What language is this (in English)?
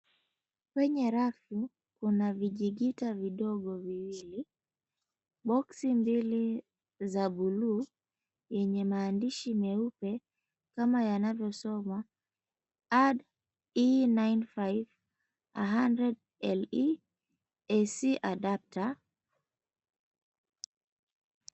Swahili